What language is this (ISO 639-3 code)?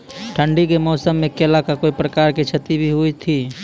mai